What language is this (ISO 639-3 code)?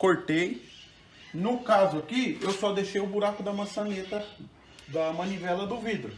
por